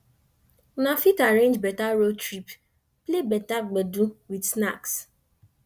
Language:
Nigerian Pidgin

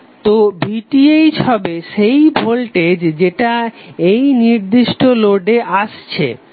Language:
Bangla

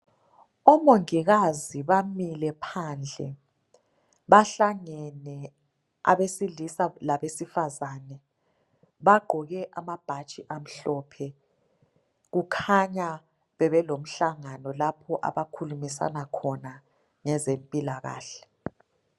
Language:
North Ndebele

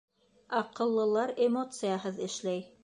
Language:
Bashkir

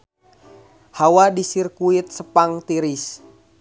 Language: Sundanese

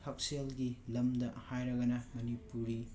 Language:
Manipuri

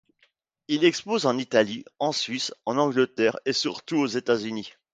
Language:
French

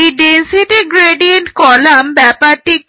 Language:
Bangla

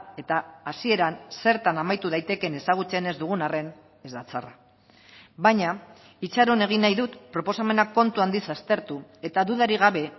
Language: Basque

